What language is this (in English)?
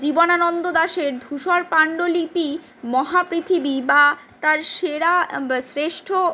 Bangla